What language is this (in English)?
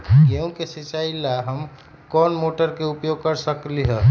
Magahi